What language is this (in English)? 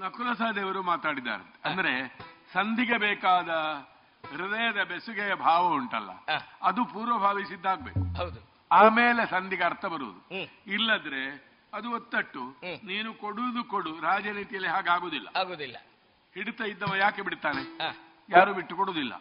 Kannada